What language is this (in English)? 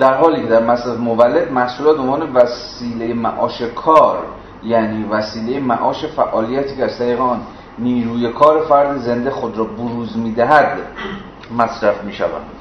Persian